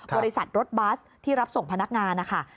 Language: Thai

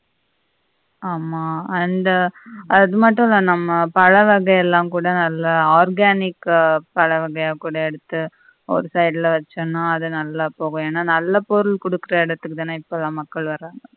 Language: Tamil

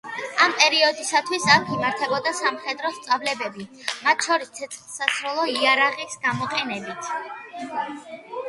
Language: Georgian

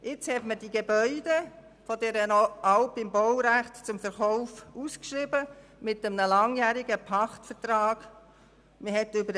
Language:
Swiss German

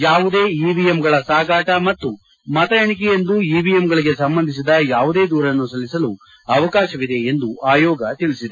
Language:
Kannada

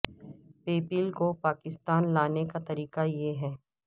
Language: Urdu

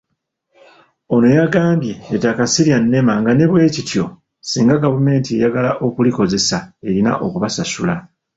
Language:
Ganda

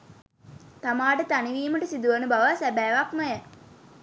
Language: Sinhala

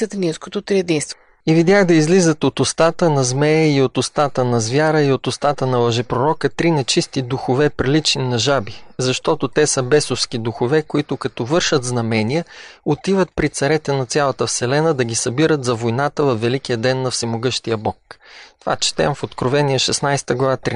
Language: Bulgarian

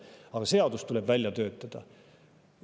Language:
Estonian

